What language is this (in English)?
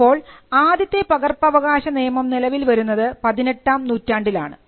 Malayalam